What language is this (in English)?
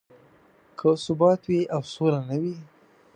Pashto